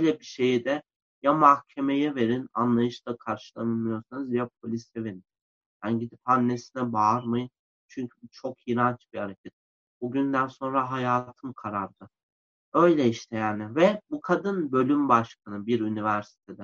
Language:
Turkish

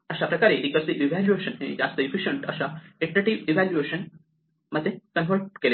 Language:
Marathi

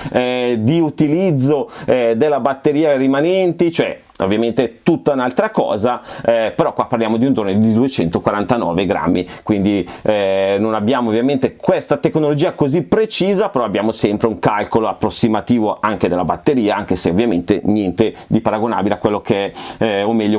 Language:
Italian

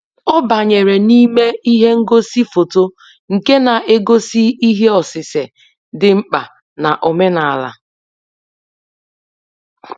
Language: Igbo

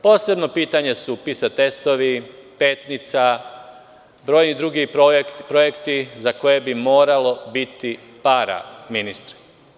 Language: Serbian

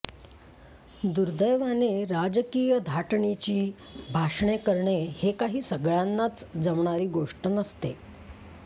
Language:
Marathi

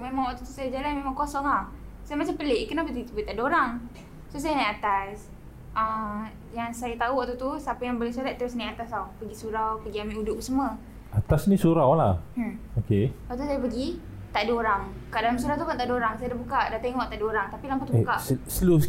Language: Malay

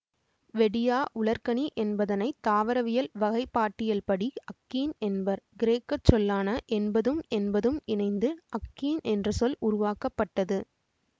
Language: Tamil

